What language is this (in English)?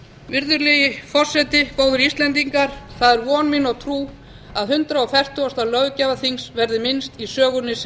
Icelandic